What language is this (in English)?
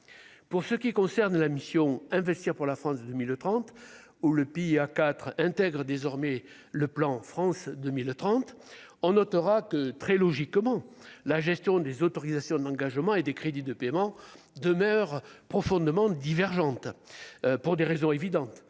French